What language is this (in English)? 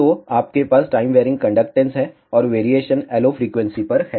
Hindi